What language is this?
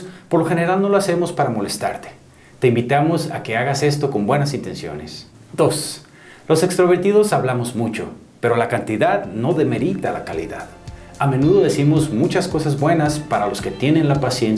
Spanish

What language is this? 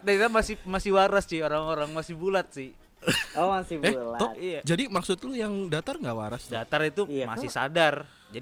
Indonesian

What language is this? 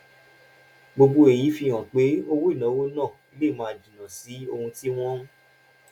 Yoruba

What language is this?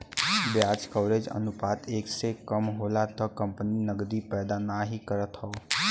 Bhojpuri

